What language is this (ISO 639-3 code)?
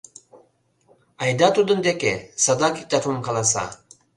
chm